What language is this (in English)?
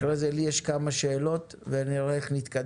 Hebrew